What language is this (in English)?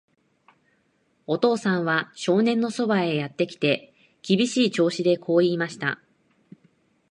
Japanese